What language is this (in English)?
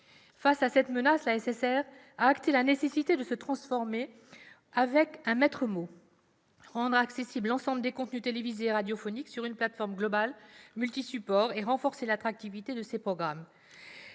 French